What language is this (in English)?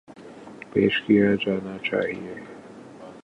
Urdu